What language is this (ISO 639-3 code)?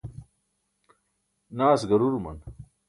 bsk